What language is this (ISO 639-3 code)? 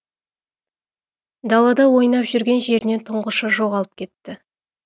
kaz